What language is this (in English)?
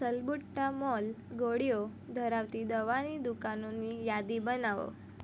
Gujarati